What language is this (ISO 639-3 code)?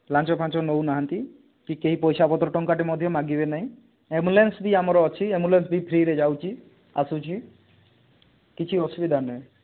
ori